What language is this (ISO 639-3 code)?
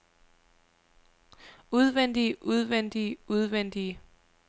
dan